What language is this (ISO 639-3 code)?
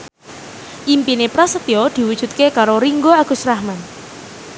jav